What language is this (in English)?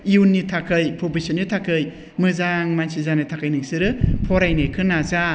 Bodo